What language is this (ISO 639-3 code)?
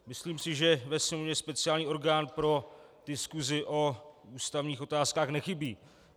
ces